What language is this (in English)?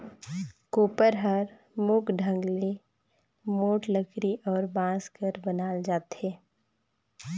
Chhattisgarhi